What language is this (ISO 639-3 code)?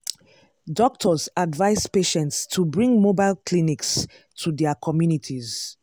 pcm